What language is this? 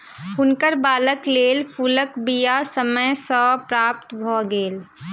Maithili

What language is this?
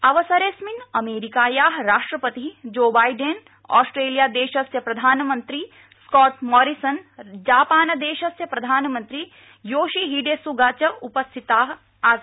Sanskrit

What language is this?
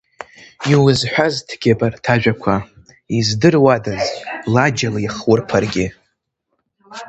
Abkhazian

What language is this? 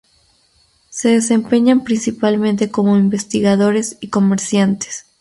Spanish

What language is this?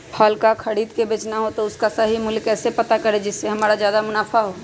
Magahi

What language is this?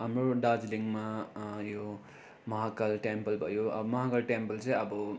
Nepali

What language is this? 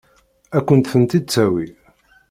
Kabyle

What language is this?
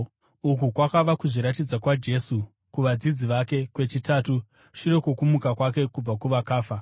Shona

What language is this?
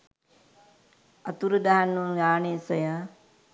Sinhala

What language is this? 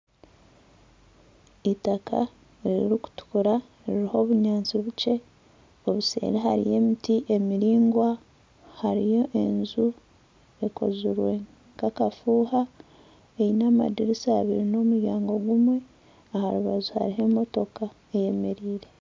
Nyankole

